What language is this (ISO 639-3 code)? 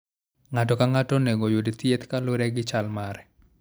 luo